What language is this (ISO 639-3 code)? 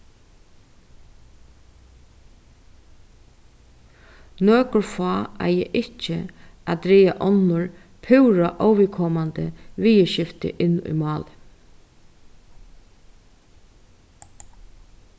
fao